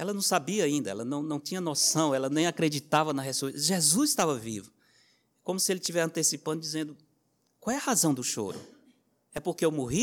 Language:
Portuguese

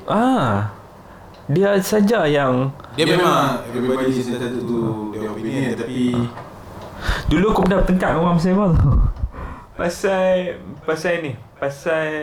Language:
Malay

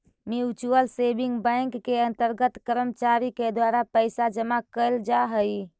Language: Magahi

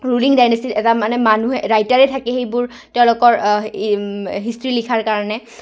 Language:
Assamese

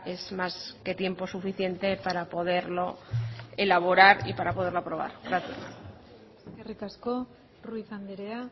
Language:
Spanish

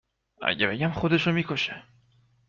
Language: Persian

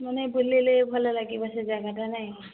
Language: Odia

